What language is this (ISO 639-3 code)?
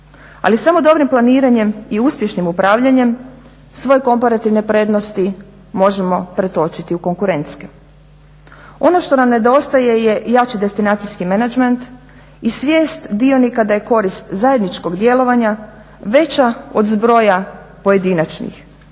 hrv